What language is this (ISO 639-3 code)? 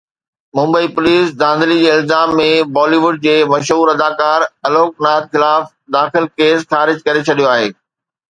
snd